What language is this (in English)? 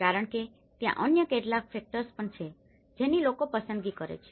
Gujarati